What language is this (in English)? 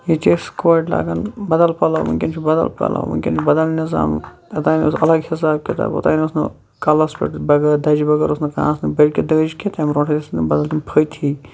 Kashmiri